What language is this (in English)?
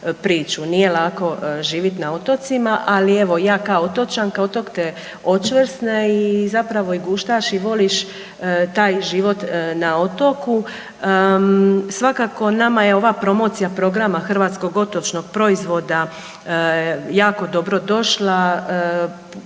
Croatian